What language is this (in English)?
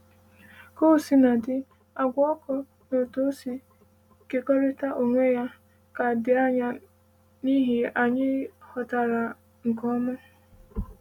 Igbo